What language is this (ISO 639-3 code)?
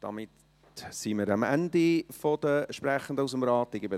gsw